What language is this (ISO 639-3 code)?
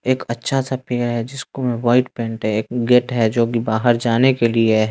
hin